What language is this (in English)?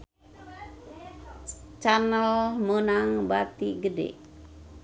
Sundanese